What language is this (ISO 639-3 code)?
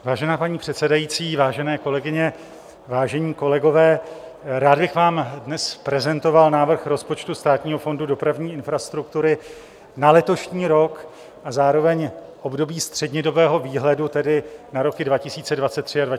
ces